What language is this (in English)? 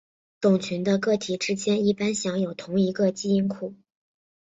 Chinese